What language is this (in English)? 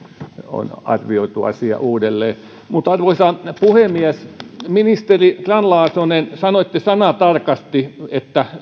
Finnish